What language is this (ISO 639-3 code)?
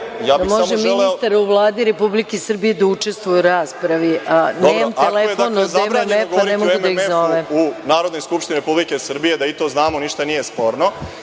srp